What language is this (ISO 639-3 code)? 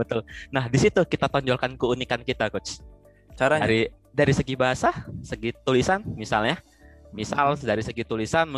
ind